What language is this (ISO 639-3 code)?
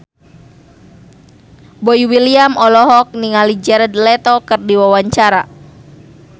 sun